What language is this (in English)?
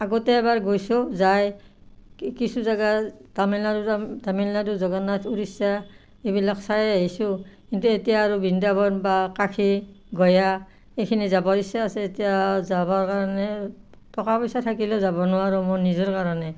Assamese